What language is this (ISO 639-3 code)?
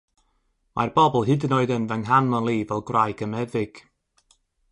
cym